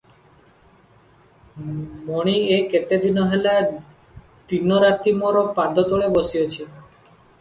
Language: Odia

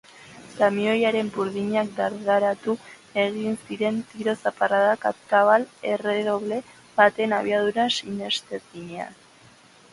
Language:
Basque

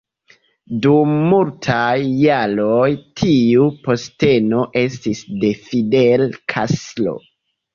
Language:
Esperanto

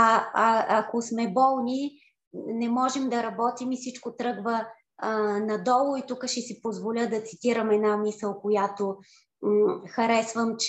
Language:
Bulgarian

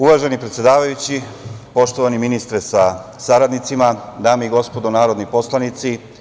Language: Serbian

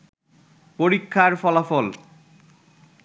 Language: Bangla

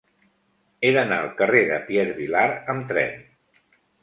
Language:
Catalan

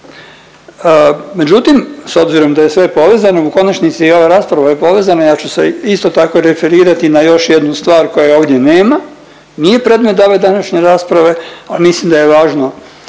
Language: Croatian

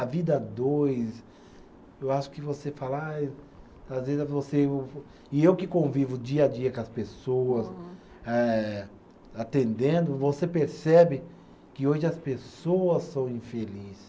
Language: Portuguese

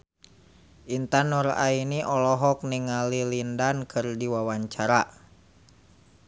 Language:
Sundanese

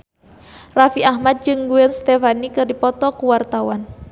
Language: Sundanese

